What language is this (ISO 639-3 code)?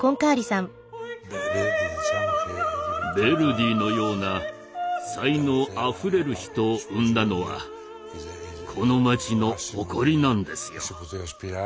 jpn